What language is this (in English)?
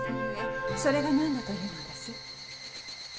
Japanese